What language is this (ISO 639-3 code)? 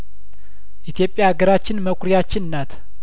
amh